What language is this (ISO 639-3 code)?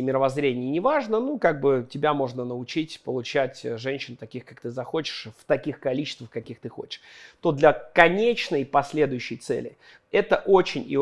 rus